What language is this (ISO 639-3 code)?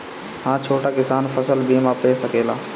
bho